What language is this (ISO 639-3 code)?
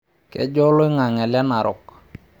mas